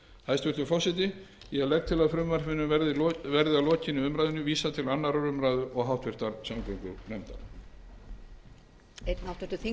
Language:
Icelandic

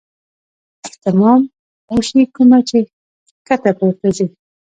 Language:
Pashto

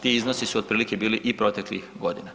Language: Croatian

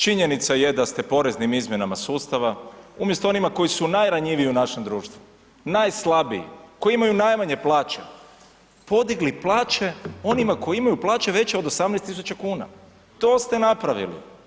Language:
Croatian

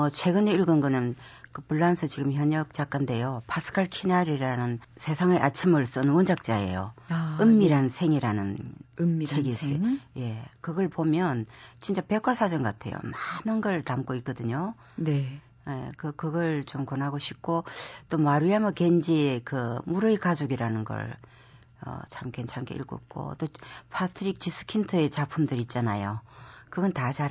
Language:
Korean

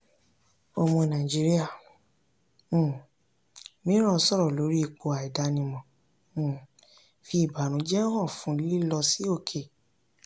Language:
Yoruba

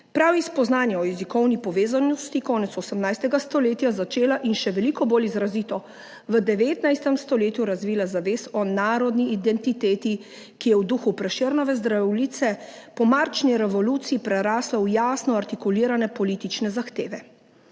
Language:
Slovenian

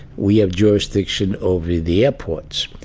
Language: English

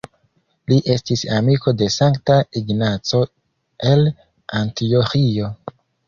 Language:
Esperanto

